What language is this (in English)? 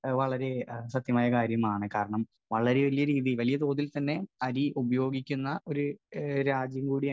Malayalam